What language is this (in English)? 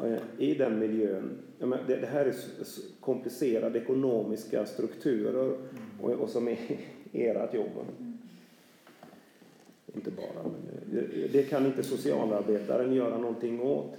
Swedish